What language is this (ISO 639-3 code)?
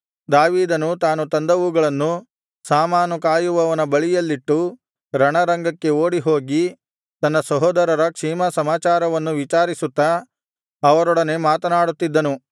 kan